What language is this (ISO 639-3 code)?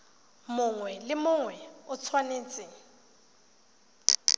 tsn